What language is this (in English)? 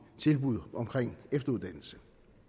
Danish